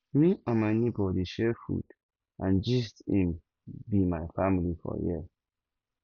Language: Nigerian Pidgin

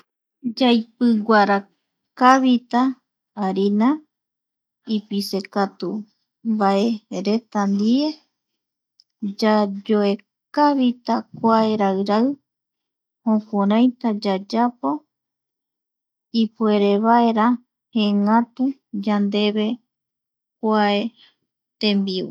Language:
Eastern Bolivian Guaraní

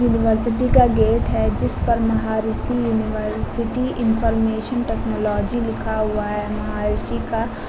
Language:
Hindi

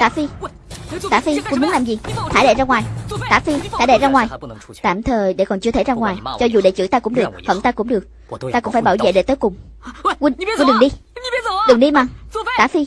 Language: Vietnamese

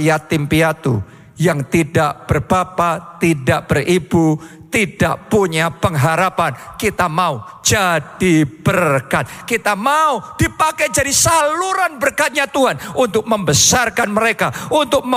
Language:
Indonesian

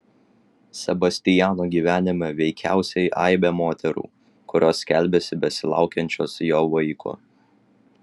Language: Lithuanian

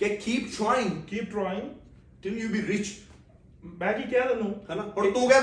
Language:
Punjabi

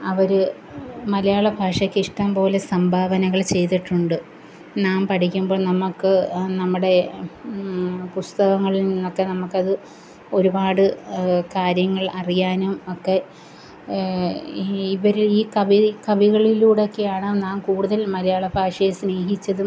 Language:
Malayalam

